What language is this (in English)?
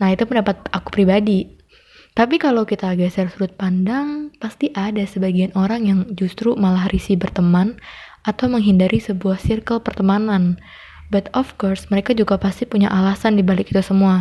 Indonesian